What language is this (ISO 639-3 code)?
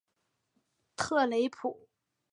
zho